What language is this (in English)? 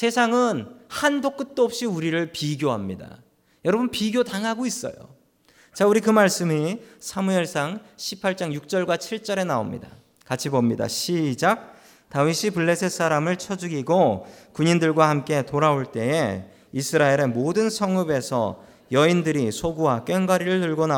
Korean